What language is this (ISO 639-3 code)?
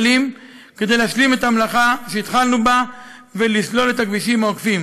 heb